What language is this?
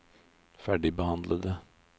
Norwegian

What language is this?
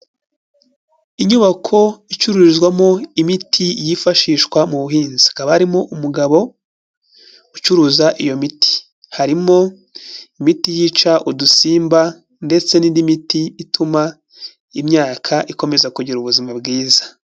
Kinyarwanda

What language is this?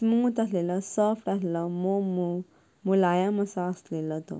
Konkani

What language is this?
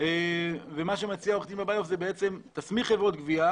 Hebrew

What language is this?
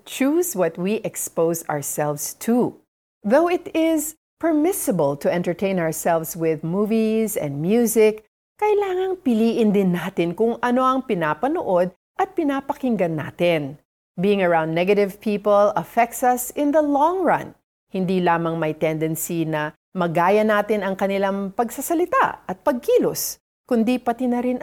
Filipino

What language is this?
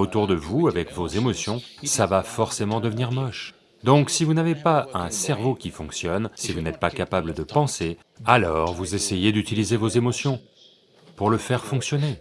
French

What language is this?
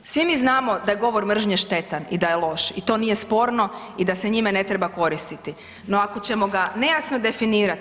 Croatian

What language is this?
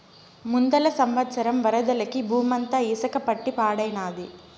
Telugu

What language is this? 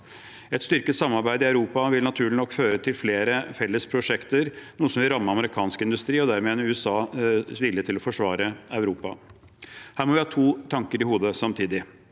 Norwegian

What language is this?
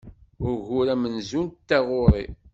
Kabyle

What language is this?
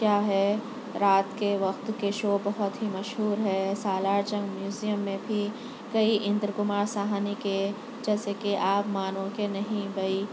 Urdu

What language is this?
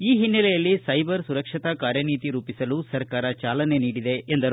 Kannada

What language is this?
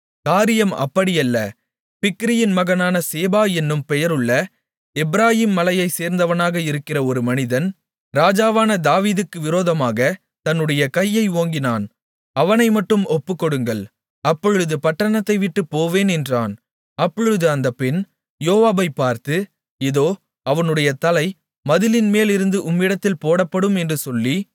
Tamil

